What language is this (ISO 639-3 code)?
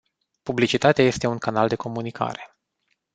ron